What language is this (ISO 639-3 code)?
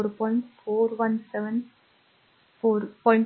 mar